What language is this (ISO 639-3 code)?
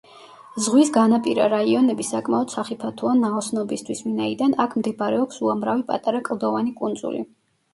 kat